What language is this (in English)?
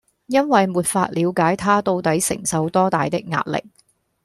Cantonese